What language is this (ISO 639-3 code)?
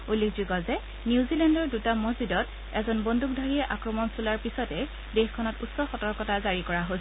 asm